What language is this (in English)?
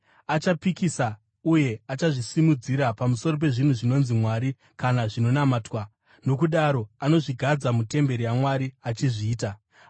Shona